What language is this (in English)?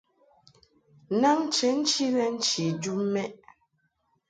Mungaka